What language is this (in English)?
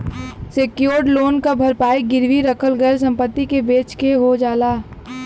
Bhojpuri